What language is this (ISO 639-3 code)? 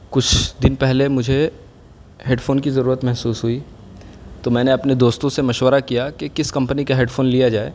urd